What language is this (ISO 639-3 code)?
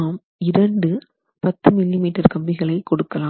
tam